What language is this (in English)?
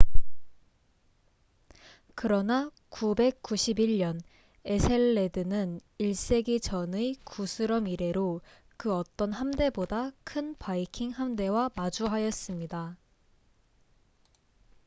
Korean